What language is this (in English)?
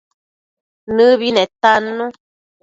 Matsés